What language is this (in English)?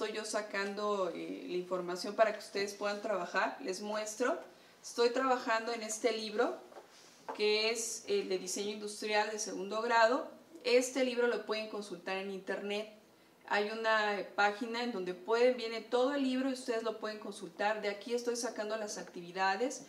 Spanish